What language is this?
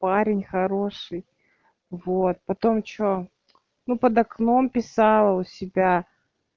Russian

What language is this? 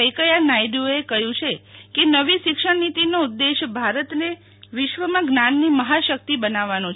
Gujarati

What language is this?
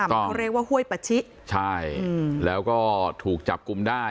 Thai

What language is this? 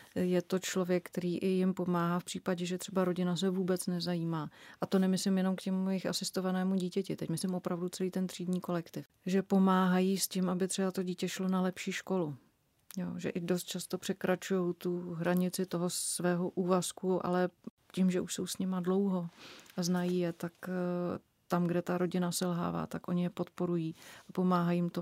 Czech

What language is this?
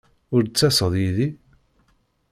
Kabyle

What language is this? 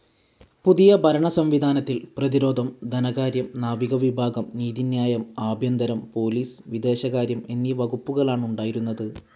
Malayalam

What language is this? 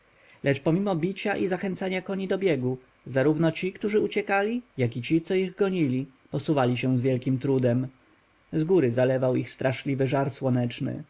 Polish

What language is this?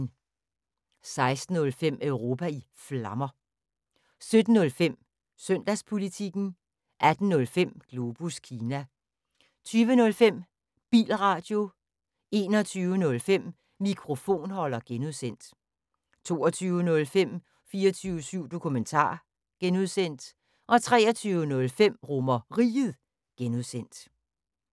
Danish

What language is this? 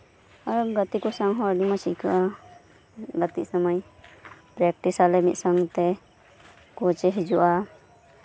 Santali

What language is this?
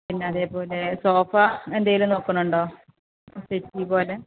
Malayalam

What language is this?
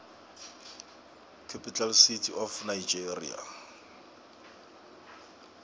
South Ndebele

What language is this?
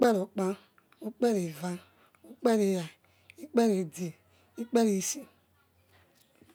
Yekhee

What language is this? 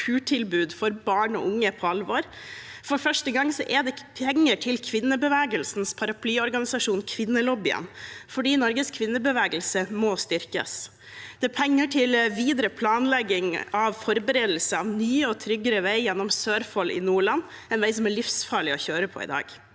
Norwegian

